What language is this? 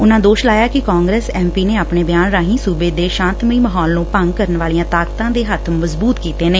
Punjabi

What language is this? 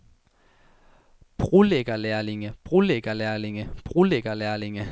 Danish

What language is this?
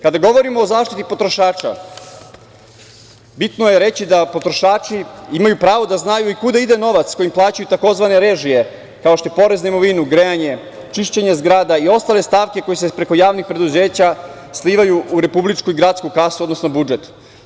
Serbian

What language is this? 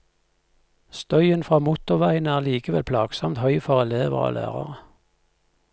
Norwegian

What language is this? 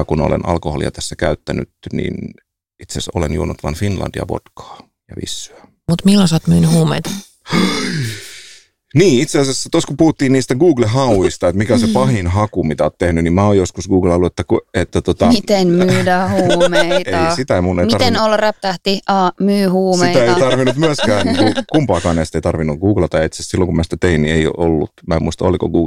Finnish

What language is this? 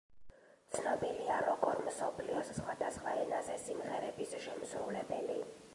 Georgian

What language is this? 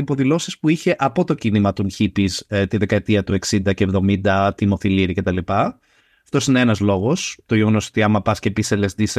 Greek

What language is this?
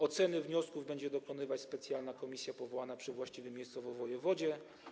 Polish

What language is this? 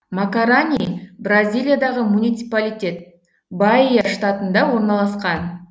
Kazakh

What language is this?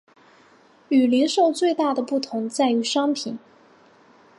Chinese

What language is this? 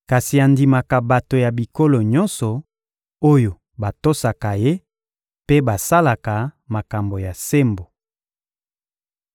Lingala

